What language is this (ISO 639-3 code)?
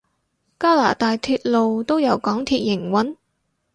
yue